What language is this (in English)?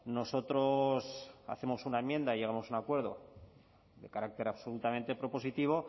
Spanish